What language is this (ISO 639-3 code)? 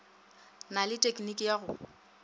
nso